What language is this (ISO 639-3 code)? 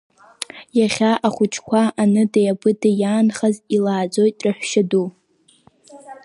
abk